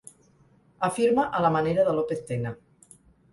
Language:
Catalan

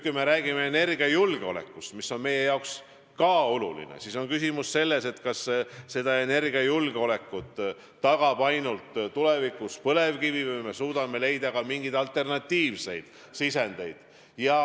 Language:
Estonian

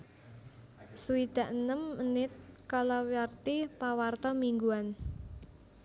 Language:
Javanese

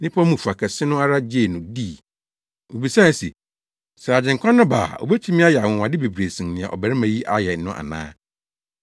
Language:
Akan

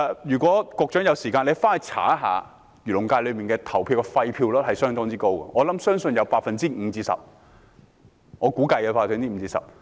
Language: Cantonese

